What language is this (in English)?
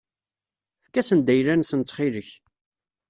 Kabyle